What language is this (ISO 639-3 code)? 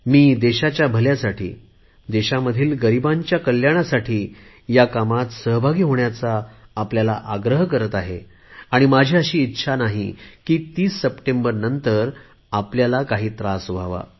mar